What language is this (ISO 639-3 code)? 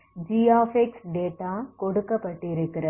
tam